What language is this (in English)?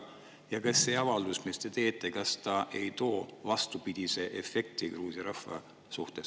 Estonian